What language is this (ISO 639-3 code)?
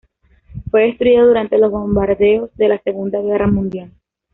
spa